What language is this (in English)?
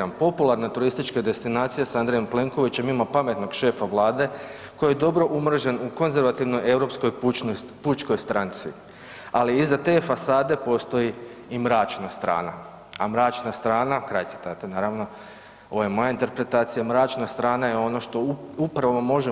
Croatian